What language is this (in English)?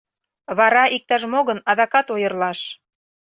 Mari